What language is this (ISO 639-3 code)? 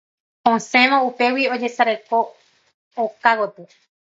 grn